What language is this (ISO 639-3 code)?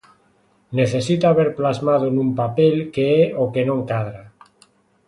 glg